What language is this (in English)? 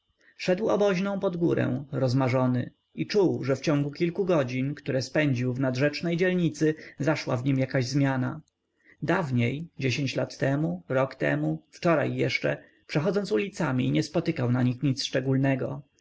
Polish